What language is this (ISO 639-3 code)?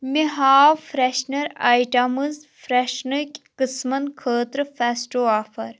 kas